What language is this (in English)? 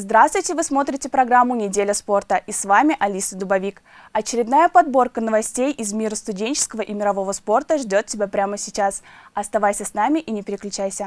Russian